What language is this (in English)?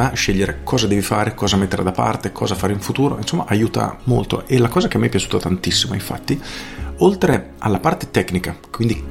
Italian